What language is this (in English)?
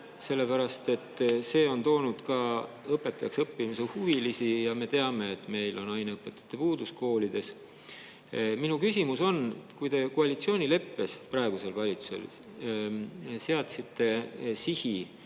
Estonian